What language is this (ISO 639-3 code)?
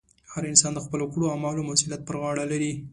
pus